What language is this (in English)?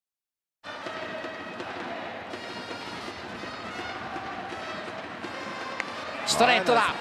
Japanese